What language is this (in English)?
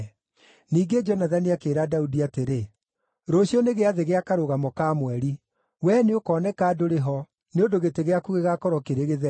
Kikuyu